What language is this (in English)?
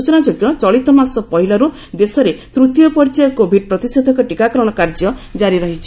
Odia